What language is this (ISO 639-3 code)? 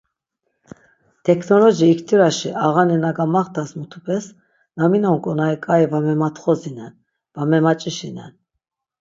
lzz